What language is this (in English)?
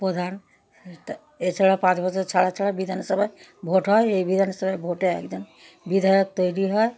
Bangla